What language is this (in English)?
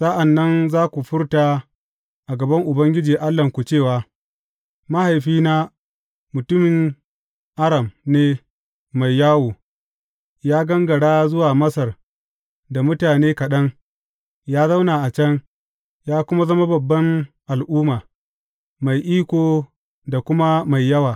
Hausa